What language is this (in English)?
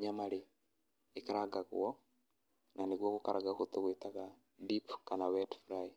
Kikuyu